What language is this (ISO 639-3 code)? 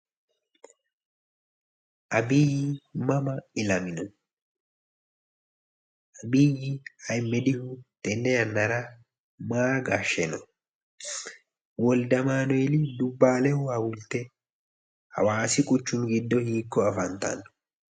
sid